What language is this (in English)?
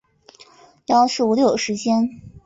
Chinese